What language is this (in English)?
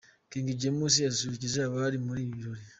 Kinyarwanda